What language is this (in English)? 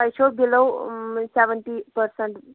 Kashmiri